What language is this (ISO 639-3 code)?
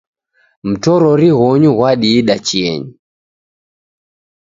dav